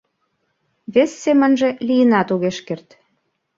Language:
Mari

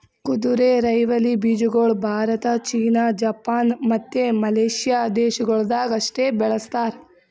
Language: Kannada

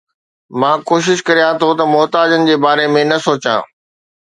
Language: Sindhi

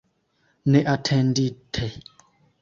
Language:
Esperanto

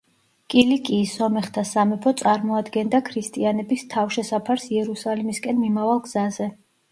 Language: Georgian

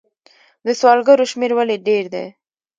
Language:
Pashto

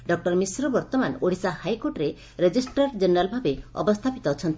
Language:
Odia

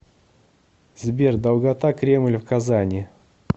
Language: Russian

